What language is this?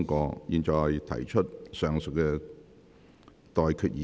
Cantonese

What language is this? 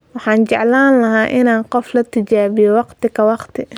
Somali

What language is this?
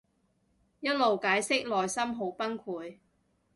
Cantonese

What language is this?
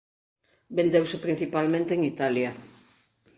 Galician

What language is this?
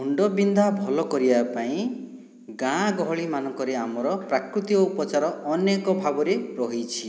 Odia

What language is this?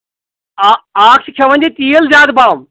Kashmiri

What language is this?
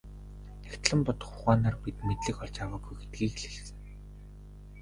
Mongolian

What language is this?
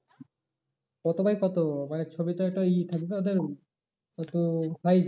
Bangla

